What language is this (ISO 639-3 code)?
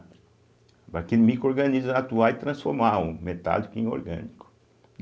por